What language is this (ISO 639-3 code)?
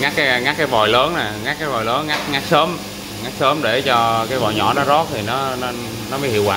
vie